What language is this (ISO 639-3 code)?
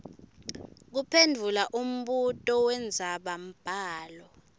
ssw